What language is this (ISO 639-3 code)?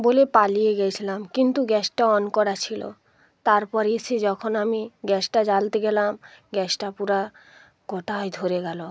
ben